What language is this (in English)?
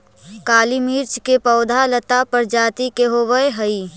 Magahi